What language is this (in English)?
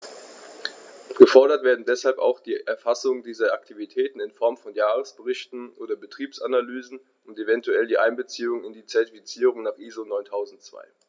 German